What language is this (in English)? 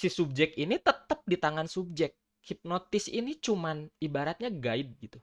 Indonesian